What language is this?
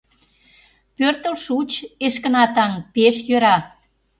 Mari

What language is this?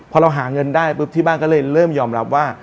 Thai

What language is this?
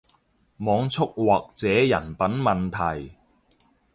Cantonese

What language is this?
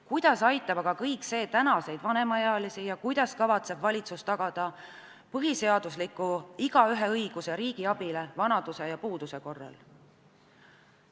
Estonian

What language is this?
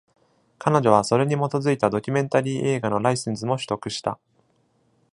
Japanese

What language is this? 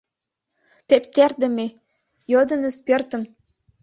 Mari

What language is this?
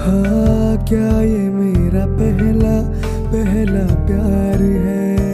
Hindi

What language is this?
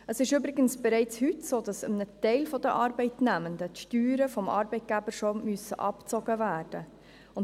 Swiss German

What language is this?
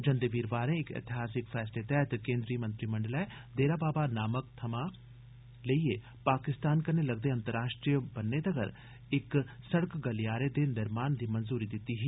Dogri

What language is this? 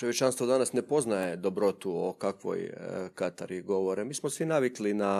Croatian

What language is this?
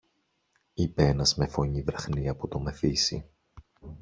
Greek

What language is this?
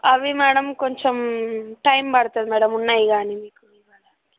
Telugu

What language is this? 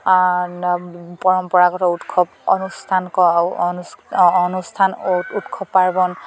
Assamese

